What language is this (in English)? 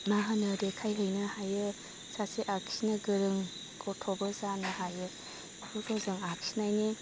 Bodo